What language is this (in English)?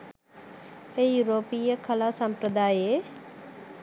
Sinhala